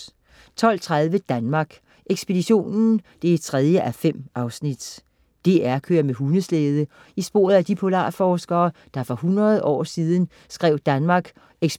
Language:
Danish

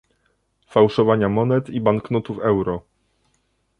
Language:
Polish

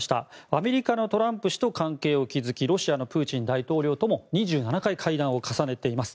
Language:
Japanese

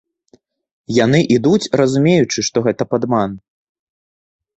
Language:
Belarusian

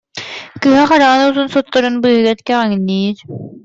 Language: Yakut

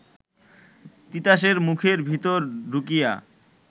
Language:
Bangla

